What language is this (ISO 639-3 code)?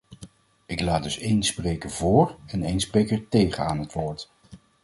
nld